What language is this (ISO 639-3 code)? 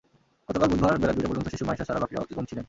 ben